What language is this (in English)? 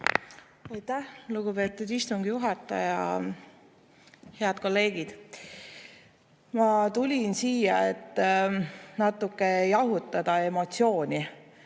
Estonian